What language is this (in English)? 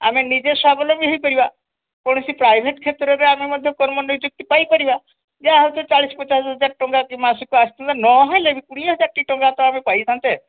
Odia